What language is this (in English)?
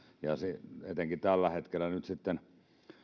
Finnish